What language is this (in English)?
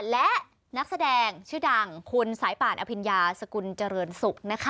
Thai